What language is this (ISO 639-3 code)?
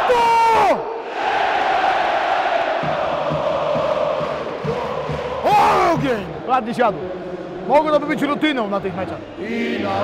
pol